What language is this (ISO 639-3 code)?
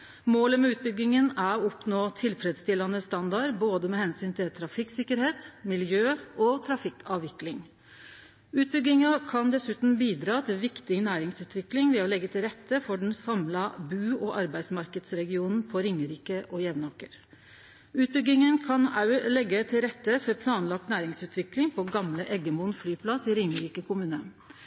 nno